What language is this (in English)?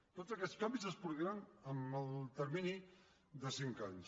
Catalan